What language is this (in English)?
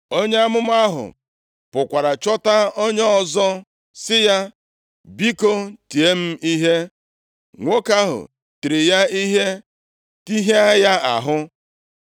Igbo